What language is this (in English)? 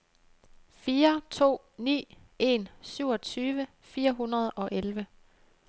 Danish